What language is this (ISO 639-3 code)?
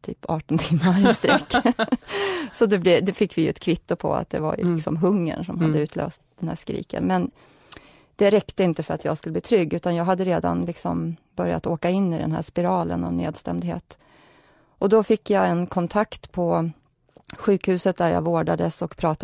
swe